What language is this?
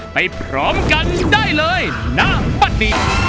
Thai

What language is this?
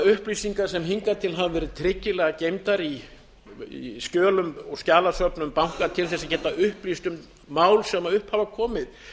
Icelandic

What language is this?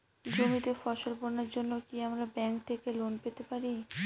Bangla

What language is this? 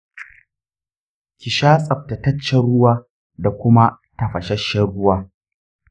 Hausa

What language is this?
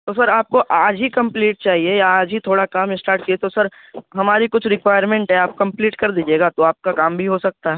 Urdu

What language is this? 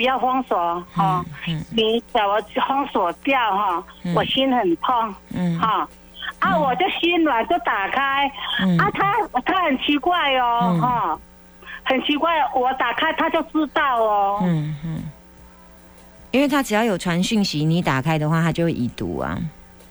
Chinese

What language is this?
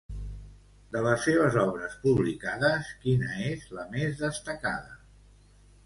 Catalan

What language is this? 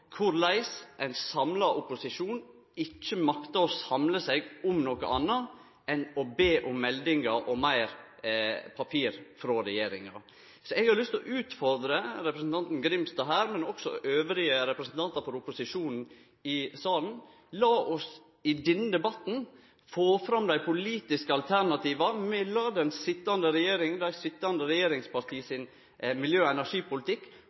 Norwegian Nynorsk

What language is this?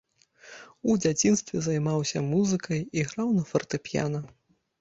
Belarusian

